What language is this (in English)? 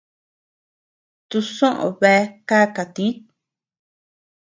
Tepeuxila Cuicatec